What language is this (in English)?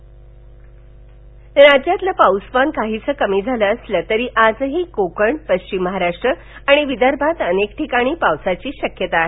Marathi